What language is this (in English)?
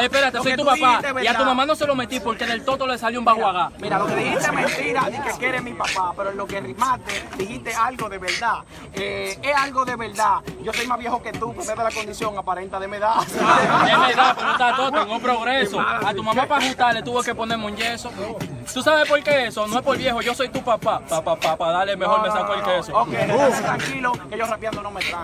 Spanish